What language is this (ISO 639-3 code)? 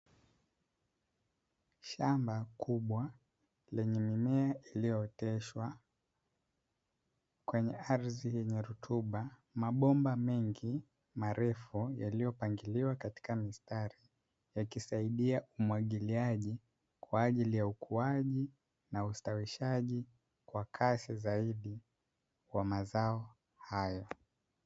swa